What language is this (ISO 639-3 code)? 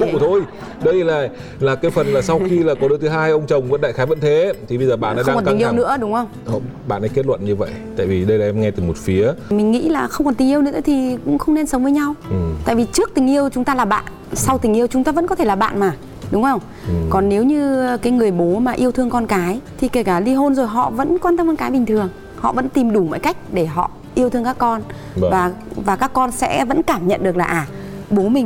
vie